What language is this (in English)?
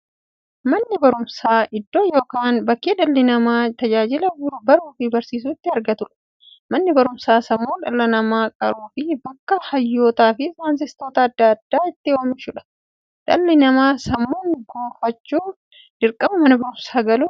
Oromo